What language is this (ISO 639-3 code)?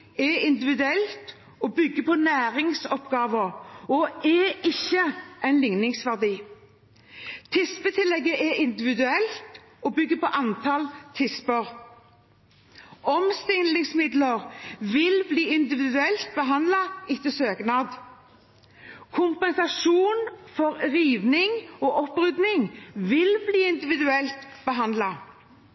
nob